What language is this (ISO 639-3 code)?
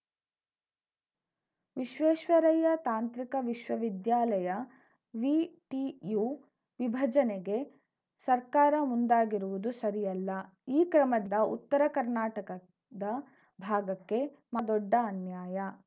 kan